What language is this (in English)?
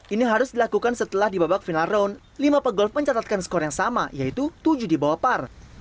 Indonesian